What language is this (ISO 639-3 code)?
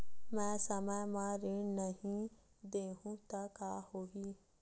hne